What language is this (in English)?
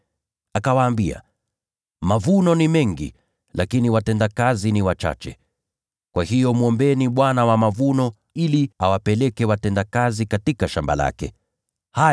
Swahili